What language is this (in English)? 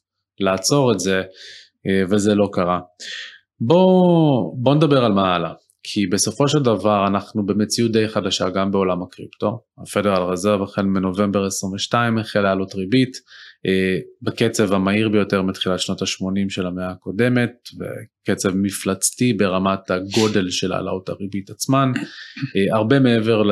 Hebrew